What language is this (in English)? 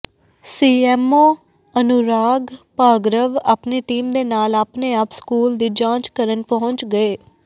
Punjabi